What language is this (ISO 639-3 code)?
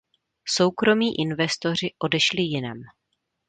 ces